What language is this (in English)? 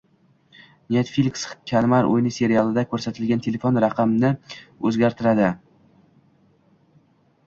Uzbek